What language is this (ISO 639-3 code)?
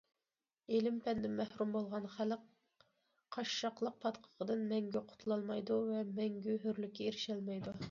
uig